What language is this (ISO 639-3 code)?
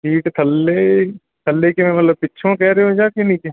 pan